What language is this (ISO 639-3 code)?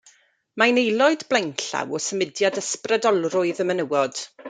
cym